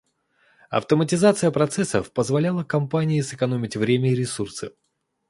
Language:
Russian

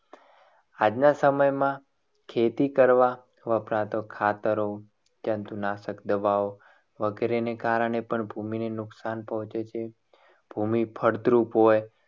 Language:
Gujarati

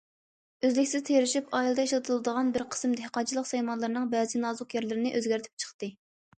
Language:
Uyghur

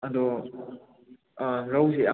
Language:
Manipuri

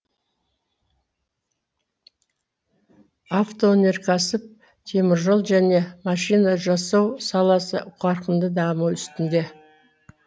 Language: Kazakh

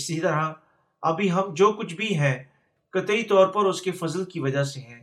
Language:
Urdu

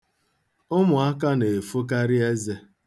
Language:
Igbo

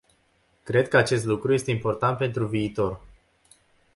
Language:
Romanian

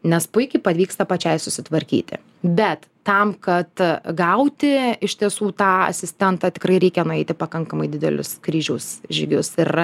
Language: Lithuanian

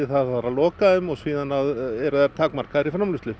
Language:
Icelandic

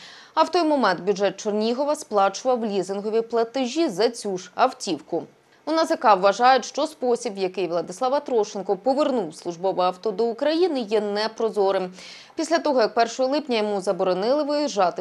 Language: Ukrainian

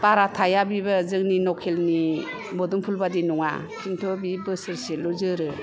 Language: Bodo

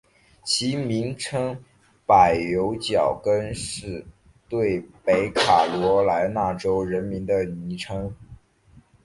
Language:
Chinese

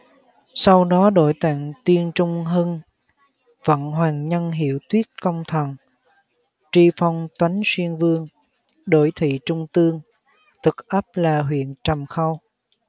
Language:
Vietnamese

